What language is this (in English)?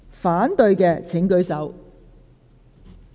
Cantonese